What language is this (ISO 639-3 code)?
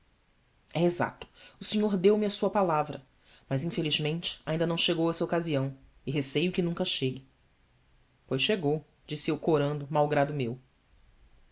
por